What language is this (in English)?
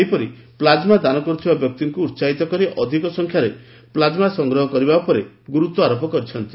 Odia